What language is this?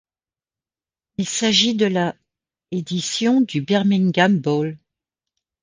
French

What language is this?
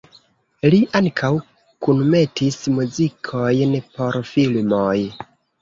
Esperanto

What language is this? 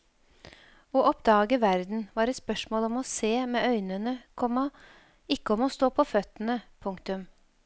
Norwegian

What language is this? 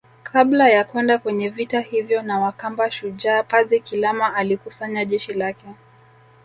Swahili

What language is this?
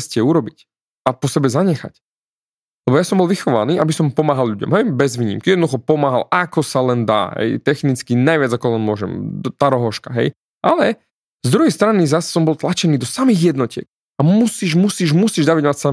Slovak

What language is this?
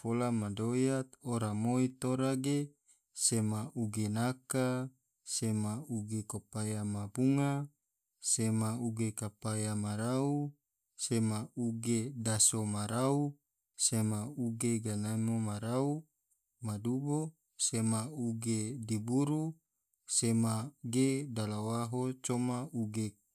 Tidore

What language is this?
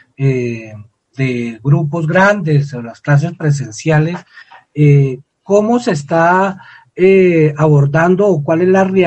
Spanish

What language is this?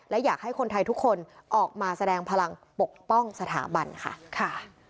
Thai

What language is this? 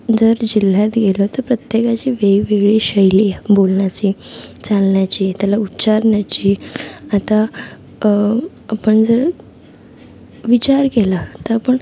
Marathi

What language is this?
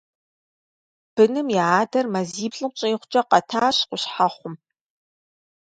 Kabardian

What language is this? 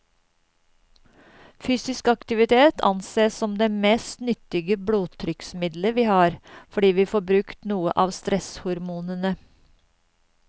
Norwegian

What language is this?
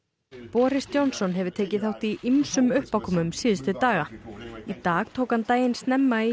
Icelandic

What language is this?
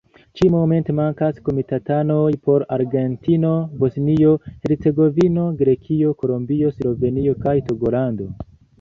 Esperanto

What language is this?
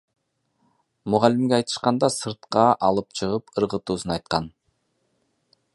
Kyrgyz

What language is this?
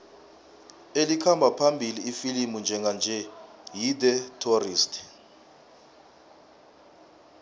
South Ndebele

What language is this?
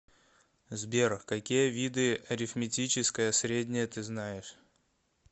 Russian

